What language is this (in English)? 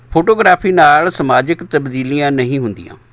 Punjabi